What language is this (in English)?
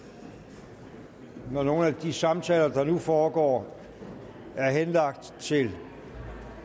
Danish